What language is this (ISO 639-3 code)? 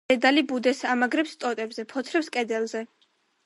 kat